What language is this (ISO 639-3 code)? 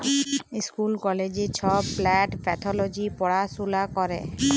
ben